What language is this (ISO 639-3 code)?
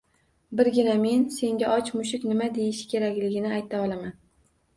uzb